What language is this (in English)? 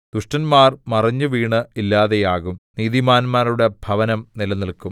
Malayalam